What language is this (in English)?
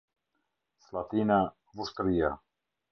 Albanian